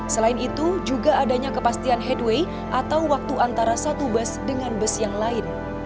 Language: Indonesian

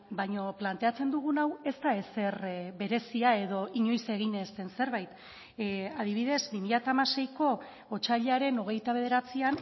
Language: Basque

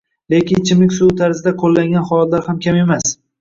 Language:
Uzbek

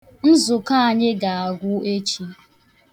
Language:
Igbo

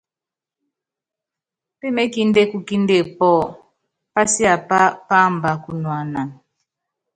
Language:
Yangben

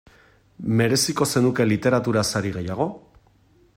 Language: Basque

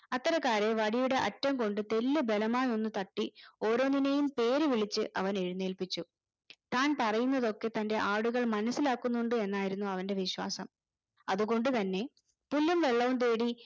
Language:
Malayalam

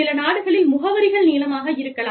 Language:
Tamil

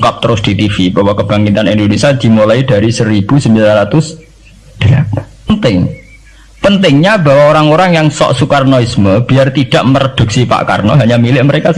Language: Indonesian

